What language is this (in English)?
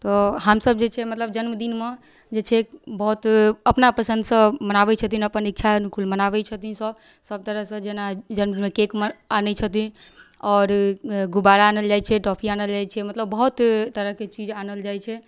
Maithili